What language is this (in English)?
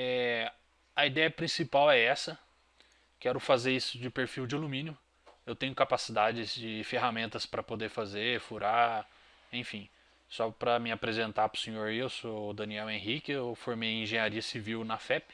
Portuguese